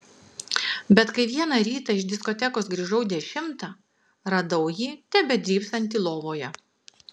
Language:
Lithuanian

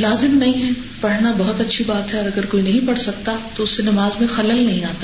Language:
Urdu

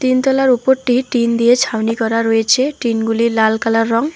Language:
Bangla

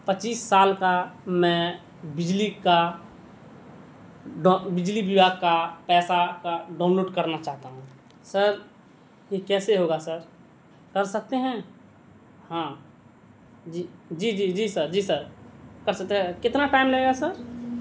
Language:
Urdu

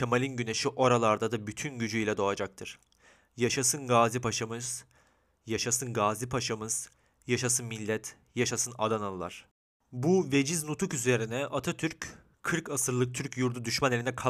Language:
Turkish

